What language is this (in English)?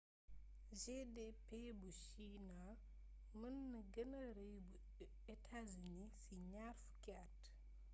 Wolof